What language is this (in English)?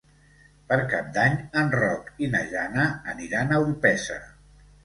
Catalan